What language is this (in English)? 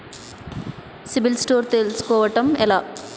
Telugu